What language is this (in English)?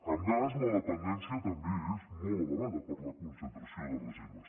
Catalan